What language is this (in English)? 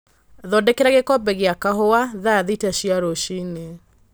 Kikuyu